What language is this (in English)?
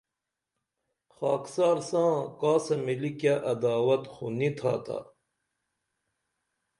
Dameli